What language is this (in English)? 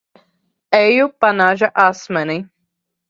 Latvian